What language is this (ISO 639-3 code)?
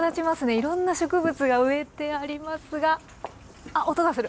jpn